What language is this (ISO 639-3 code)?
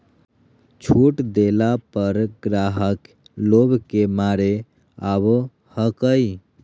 mag